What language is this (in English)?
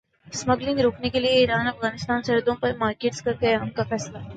Urdu